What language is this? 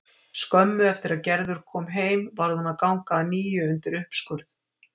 Icelandic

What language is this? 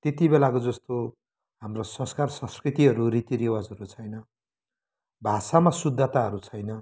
Nepali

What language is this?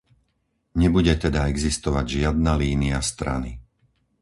Slovak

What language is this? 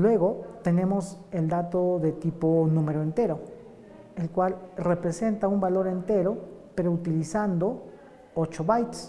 Spanish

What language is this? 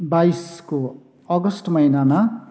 Nepali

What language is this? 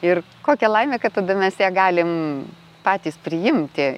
Lithuanian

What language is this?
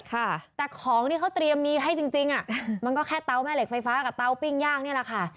Thai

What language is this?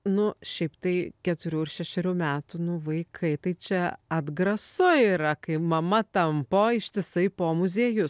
Lithuanian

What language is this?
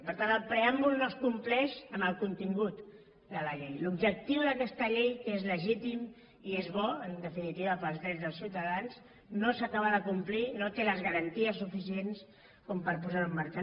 Catalan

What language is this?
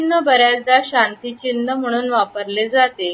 Marathi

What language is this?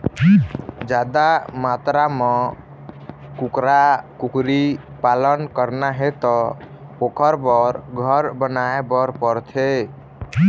Chhattisgarhi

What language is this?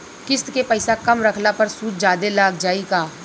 Bhojpuri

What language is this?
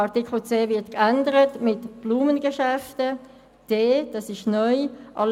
Swiss German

